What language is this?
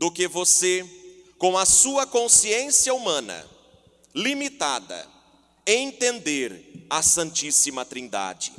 Portuguese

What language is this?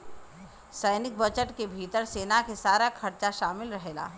Bhojpuri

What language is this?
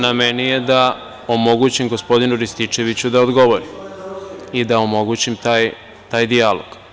Serbian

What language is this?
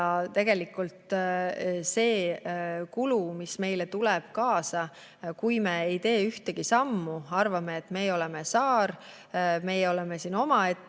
Estonian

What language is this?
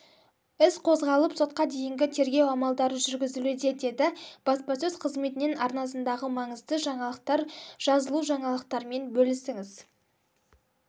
Kazakh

